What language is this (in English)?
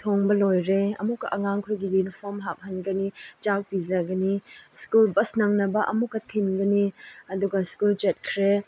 Manipuri